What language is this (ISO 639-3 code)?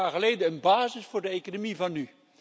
nld